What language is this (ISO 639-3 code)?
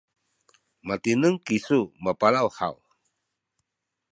szy